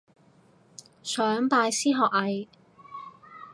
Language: Cantonese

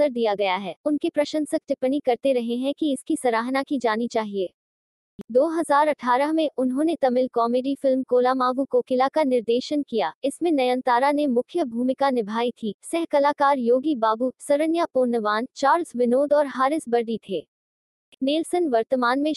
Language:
Hindi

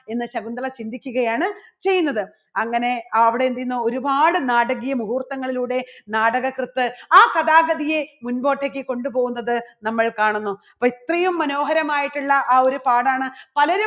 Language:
Malayalam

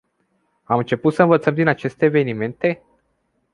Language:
Romanian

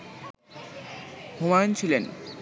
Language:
Bangla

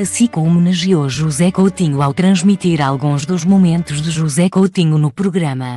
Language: Portuguese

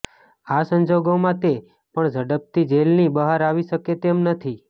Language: Gujarati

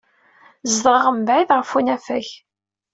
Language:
Kabyle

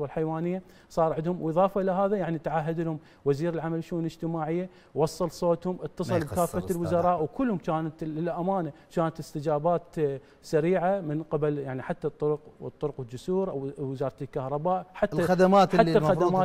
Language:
Arabic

